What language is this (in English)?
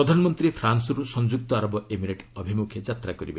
Odia